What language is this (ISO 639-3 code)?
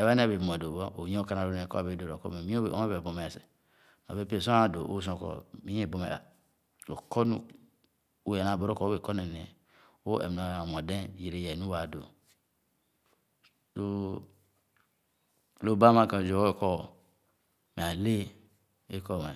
ogo